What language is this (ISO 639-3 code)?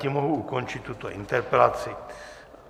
ces